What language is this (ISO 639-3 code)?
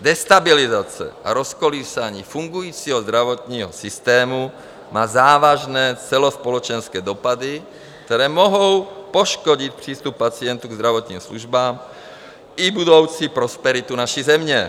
ces